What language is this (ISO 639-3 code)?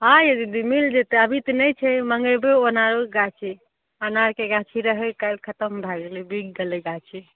mai